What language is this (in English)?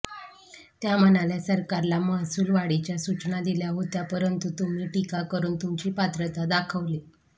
Marathi